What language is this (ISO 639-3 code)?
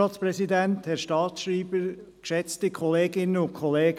gsw